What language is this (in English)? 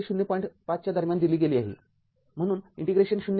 Marathi